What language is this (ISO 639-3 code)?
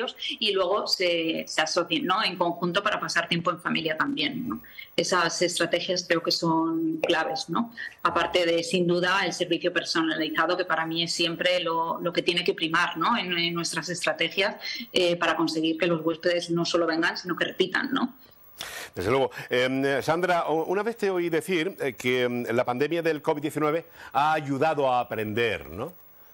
spa